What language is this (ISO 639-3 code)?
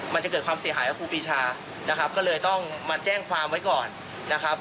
tha